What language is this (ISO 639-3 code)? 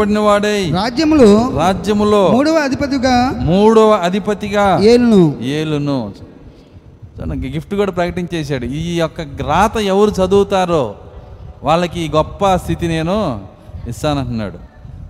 tel